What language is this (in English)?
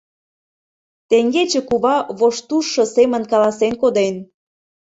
Mari